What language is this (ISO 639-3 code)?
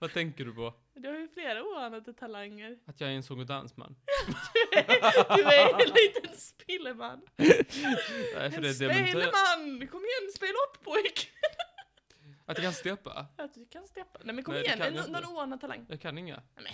swe